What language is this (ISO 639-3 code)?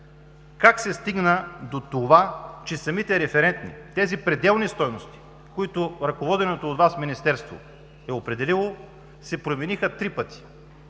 bul